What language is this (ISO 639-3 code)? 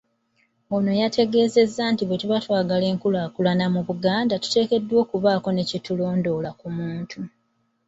lug